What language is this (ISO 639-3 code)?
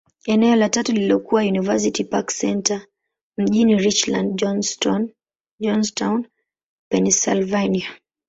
swa